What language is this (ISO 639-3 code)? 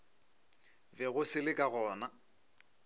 nso